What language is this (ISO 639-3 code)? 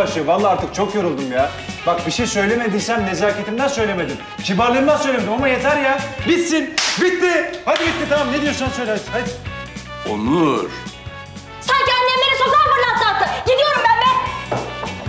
tur